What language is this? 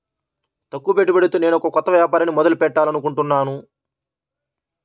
Telugu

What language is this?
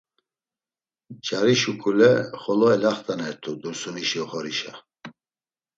Laz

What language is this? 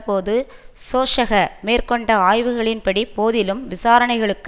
Tamil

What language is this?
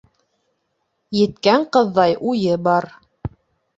Bashkir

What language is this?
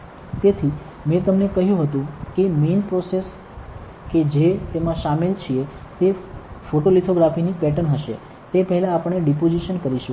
Gujarati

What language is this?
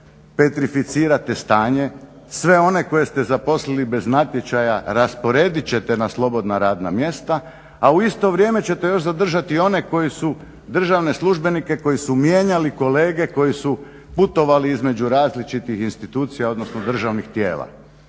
Croatian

